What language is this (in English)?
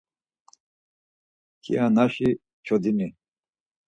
Laz